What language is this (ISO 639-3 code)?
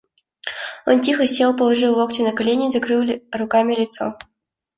rus